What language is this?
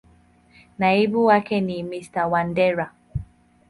Swahili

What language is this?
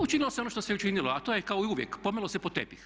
Croatian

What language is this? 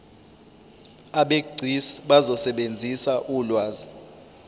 Zulu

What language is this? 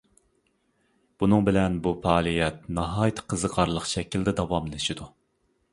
Uyghur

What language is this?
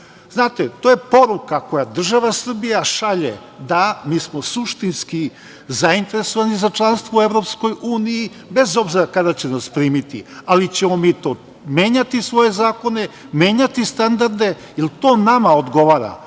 Serbian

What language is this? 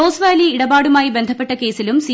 Malayalam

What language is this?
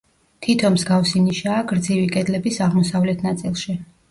Georgian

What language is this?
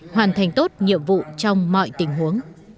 Vietnamese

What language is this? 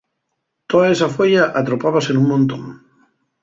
Asturian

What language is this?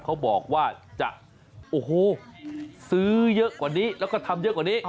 Thai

